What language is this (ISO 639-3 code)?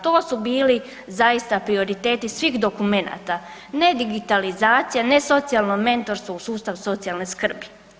hrv